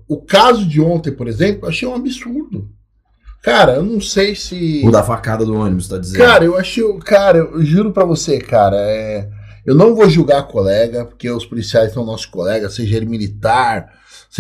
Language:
Portuguese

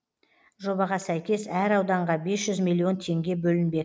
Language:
Kazakh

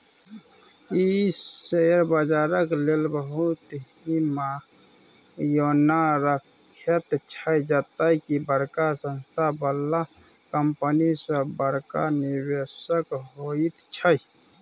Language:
Maithili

